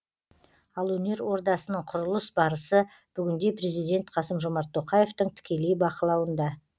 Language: Kazakh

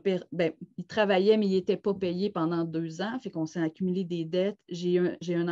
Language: French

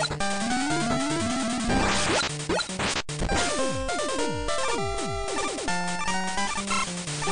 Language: English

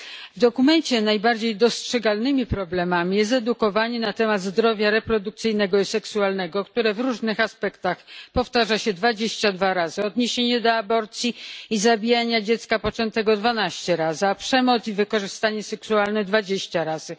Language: Polish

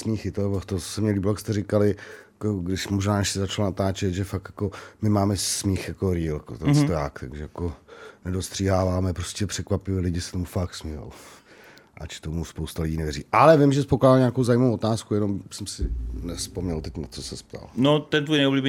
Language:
Czech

